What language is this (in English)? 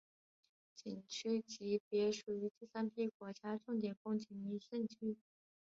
Chinese